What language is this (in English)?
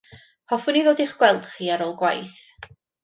Welsh